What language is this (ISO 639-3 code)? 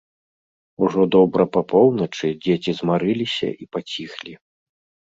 bel